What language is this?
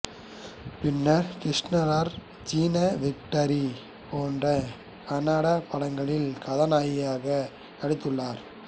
Tamil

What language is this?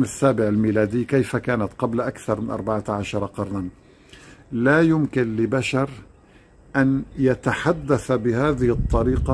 Arabic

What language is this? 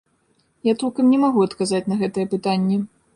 Belarusian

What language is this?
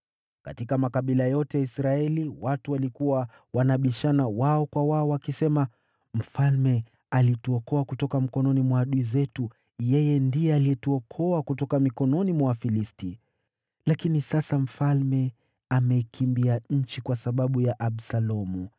Swahili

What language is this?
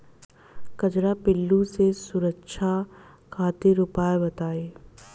Bhojpuri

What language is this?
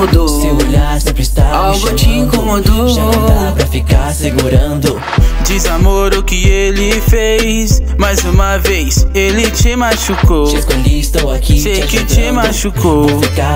Portuguese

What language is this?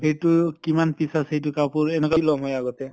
Assamese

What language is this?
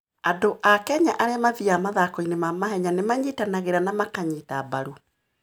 Kikuyu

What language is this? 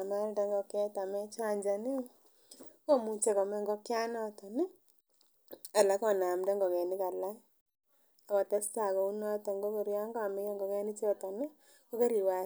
Kalenjin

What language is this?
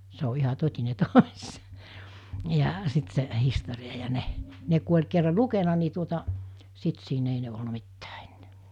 Finnish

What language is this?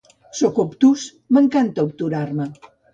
Catalan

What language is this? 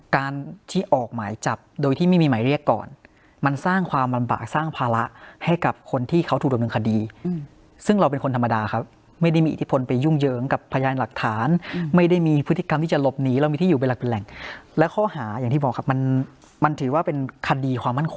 Thai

